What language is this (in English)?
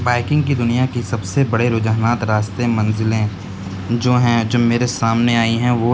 Urdu